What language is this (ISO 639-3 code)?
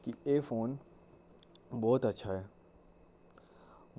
doi